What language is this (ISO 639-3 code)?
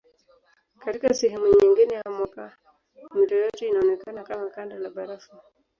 swa